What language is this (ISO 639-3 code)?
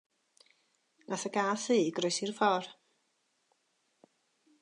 cym